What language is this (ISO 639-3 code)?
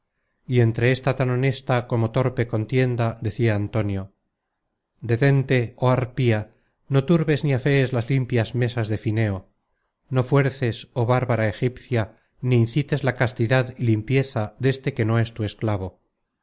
spa